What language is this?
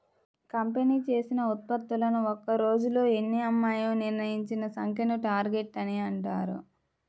Telugu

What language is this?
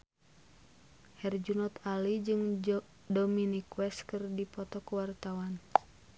Sundanese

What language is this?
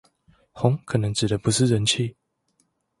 Chinese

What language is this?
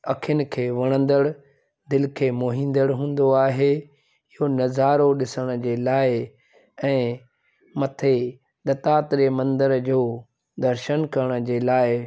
Sindhi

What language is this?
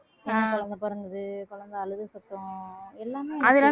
Tamil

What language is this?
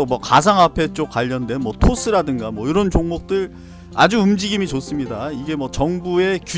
Korean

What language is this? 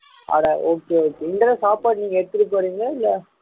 Tamil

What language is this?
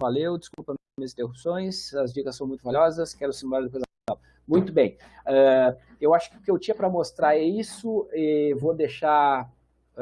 Portuguese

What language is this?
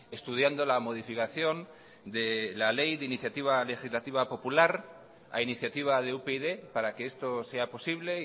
Spanish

